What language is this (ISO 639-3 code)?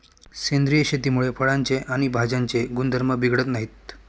mar